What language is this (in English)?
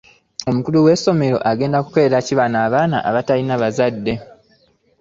Ganda